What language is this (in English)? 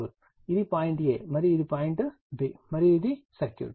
Telugu